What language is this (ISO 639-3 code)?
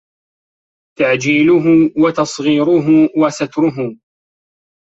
ara